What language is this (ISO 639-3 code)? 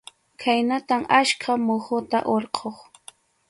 qxu